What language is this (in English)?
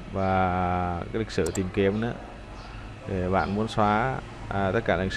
Vietnamese